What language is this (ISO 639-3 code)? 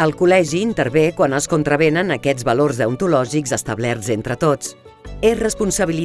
cat